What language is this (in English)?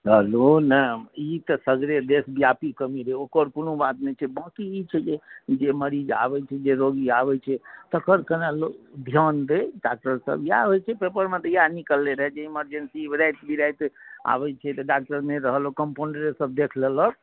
Maithili